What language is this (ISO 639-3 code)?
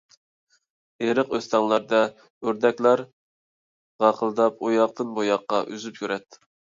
uig